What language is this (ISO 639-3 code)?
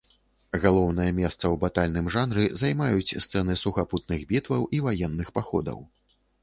bel